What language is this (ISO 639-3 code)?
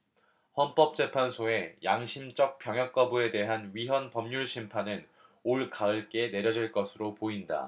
kor